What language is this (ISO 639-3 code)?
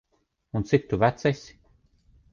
lav